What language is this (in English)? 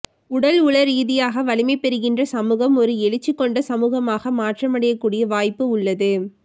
Tamil